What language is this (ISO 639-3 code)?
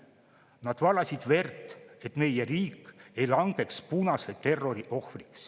est